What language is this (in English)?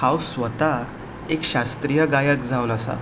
Konkani